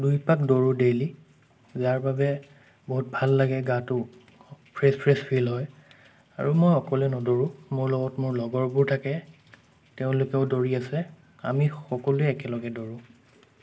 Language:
Assamese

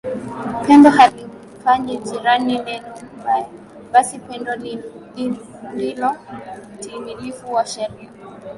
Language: Swahili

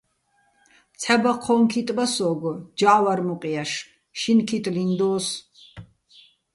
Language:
Bats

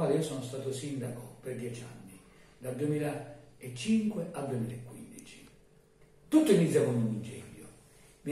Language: Italian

